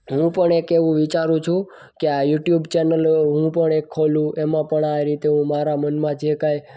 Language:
Gujarati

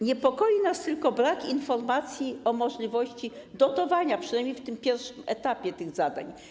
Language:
Polish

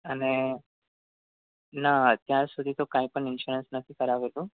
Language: Gujarati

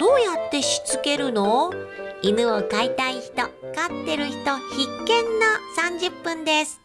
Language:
Japanese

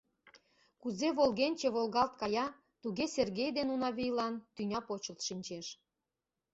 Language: Mari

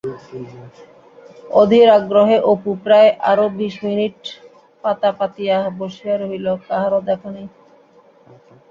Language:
Bangla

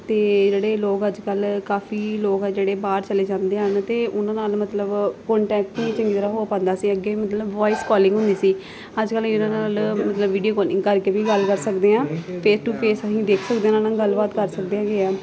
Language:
Punjabi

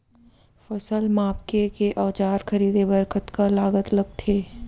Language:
Chhattisgarhi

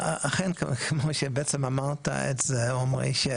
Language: Hebrew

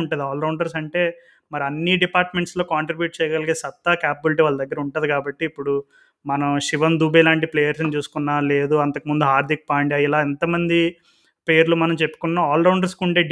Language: Telugu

